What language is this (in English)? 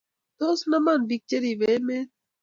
Kalenjin